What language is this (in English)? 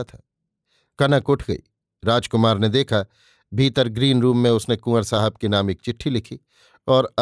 Hindi